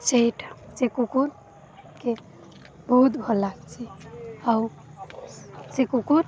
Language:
Odia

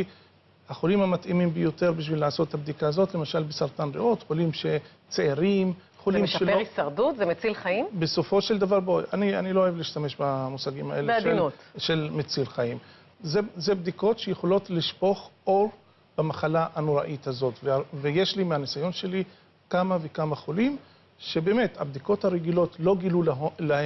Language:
Hebrew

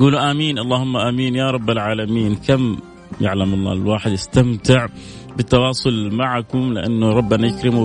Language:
Arabic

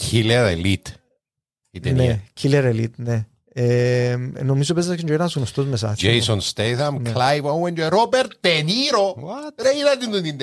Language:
Greek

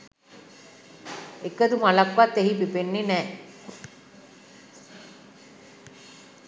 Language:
Sinhala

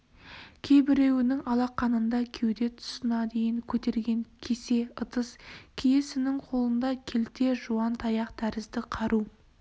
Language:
Kazakh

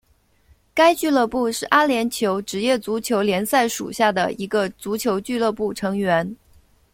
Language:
Chinese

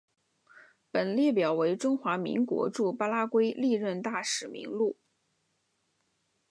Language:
Chinese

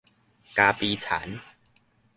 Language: Min Nan Chinese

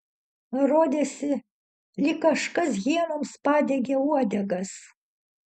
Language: Lithuanian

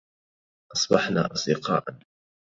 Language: Arabic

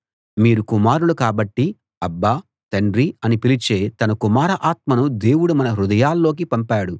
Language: Telugu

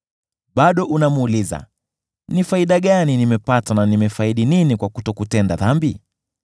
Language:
Swahili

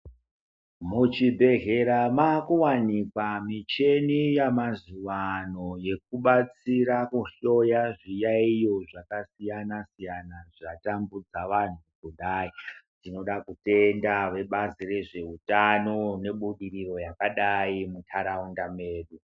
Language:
Ndau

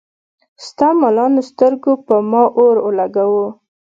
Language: Pashto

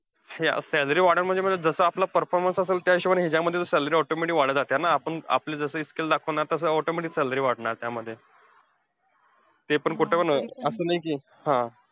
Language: Marathi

